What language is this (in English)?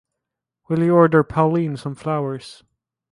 English